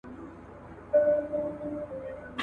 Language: Pashto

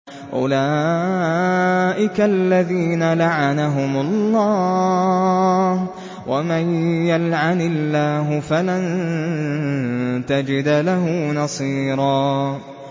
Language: Arabic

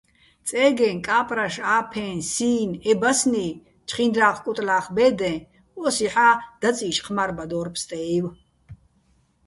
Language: Bats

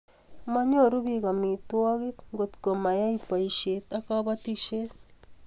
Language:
Kalenjin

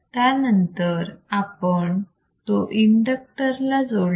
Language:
Marathi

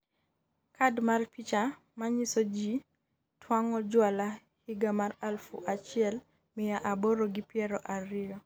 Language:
Luo (Kenya and Tanzania)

